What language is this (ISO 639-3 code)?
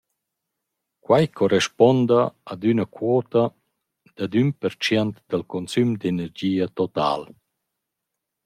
roh